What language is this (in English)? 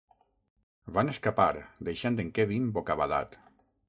Catalan